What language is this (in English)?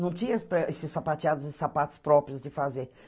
Portuguese